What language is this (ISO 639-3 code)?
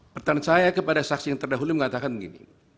ind